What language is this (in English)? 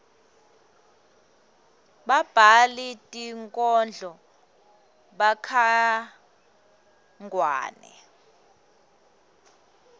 Swati